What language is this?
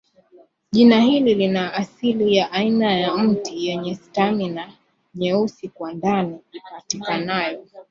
Swahili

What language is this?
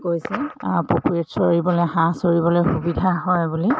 Assamese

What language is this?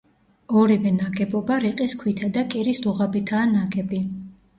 Georgian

